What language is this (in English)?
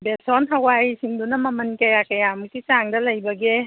Manipuri